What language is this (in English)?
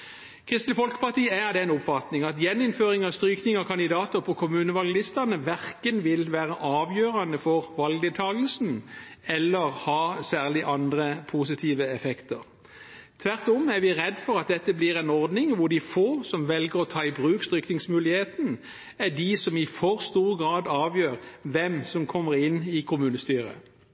Norwegian Bokmål